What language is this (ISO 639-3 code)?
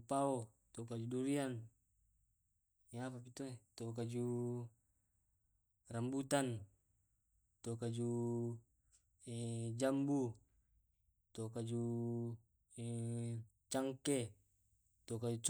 rob